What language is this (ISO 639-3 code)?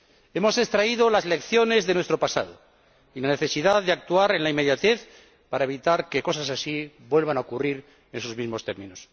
spa